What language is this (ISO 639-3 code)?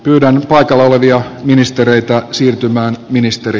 fin